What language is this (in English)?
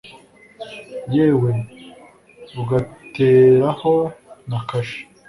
Kinyarwanda